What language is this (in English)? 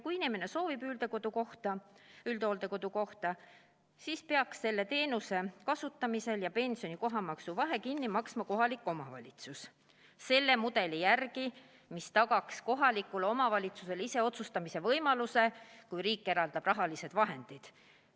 Estonian